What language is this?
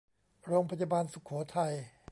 Thai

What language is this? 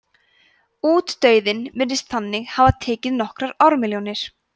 Icelandic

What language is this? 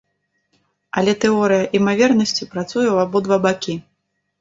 Belarusian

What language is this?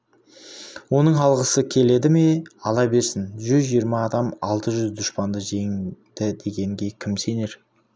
Kazakh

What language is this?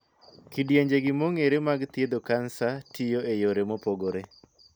Luo (Kenya and Tanzania)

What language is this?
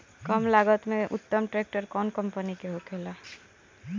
Bhojpuri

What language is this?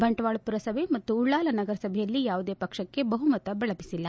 Kannada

